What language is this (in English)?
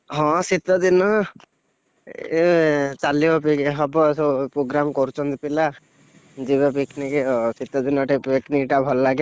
Odia